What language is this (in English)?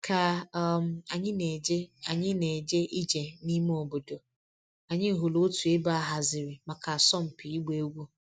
Igbo